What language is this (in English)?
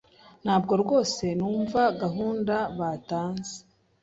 Kinyarwanda